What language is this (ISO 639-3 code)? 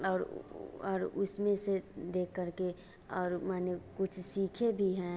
hin